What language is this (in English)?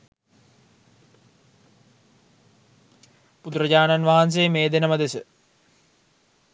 Sinhala